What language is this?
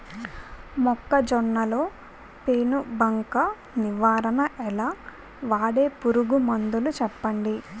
Telugu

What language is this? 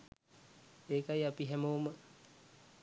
Sinhala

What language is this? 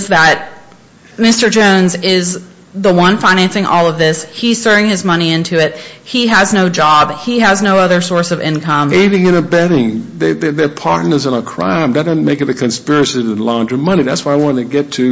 English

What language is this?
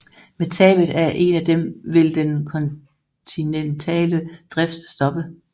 Danish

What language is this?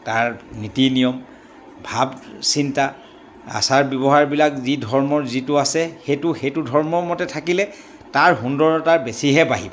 Assamese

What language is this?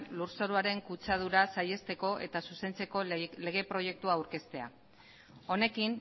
Basque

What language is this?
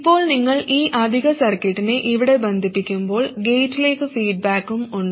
Malayalam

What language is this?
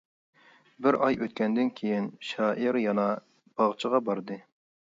Uyghur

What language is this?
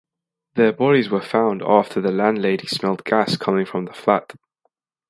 English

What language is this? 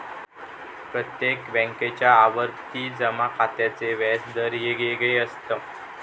Marathi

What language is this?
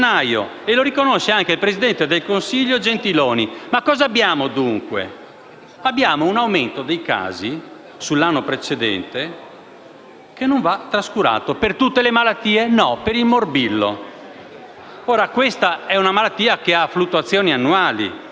Italian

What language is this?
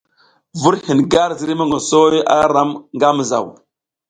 South Giziga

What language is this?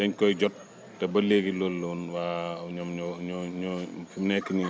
Wolof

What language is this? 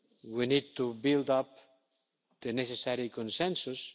English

